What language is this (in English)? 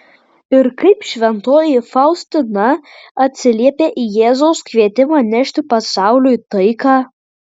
Lithuanian